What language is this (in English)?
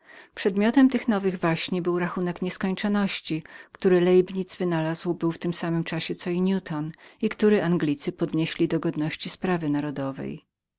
Polish